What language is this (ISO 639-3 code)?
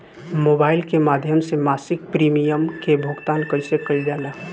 bho